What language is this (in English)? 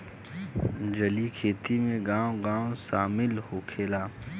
Bhojpuri